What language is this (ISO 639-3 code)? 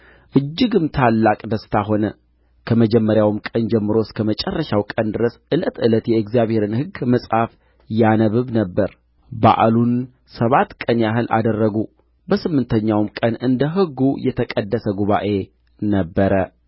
amh